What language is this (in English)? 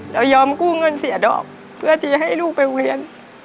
Thai